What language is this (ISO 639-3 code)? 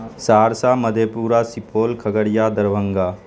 urd